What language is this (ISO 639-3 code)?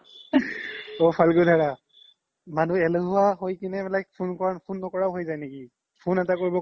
asm